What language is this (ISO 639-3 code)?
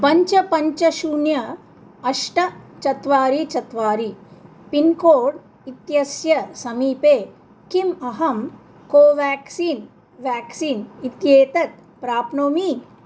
san